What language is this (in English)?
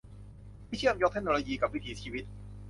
Thai